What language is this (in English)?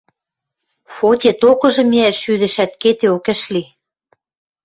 Western Mari